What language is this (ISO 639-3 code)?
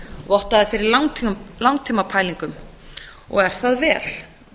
isl